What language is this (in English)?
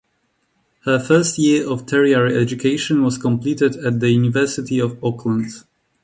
English